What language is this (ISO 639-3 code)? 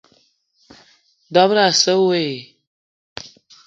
eto